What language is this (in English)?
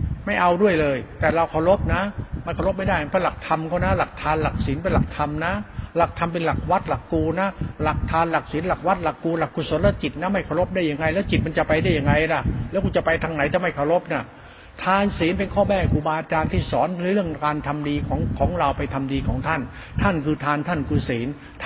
Thai